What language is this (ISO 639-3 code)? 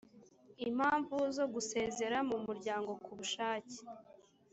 kin